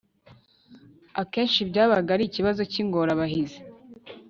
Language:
Kinyarwanda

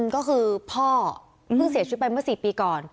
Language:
Thai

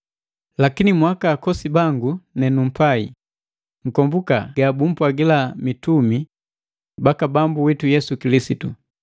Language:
Matengo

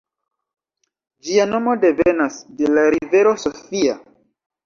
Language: Esperanto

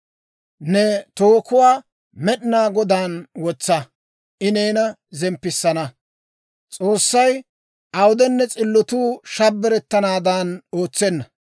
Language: Dawro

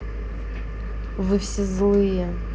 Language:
Russian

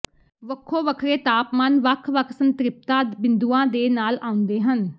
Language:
Punjabi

